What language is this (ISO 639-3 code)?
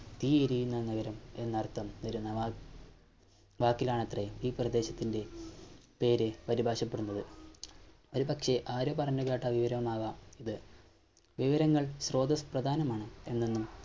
mal